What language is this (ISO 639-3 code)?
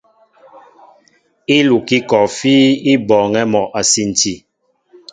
mbo